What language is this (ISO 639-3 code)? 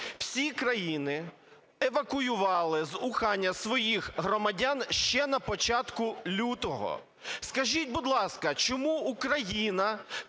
ukr